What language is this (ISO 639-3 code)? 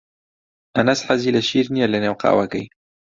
ckb